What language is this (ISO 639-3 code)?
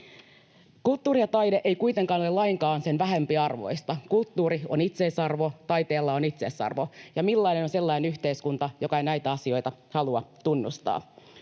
fin